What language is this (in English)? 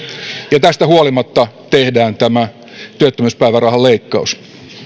Finnish